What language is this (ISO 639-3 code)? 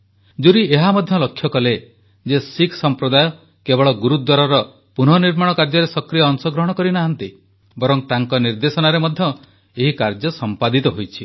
ori